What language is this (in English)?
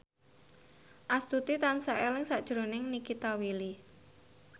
Javanese